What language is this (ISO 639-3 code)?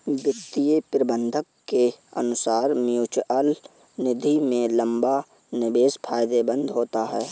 hin